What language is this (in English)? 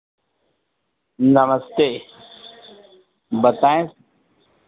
Hindi